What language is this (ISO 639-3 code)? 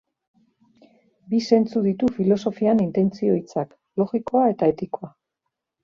eus